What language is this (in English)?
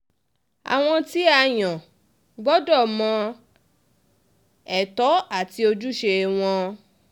Yoruba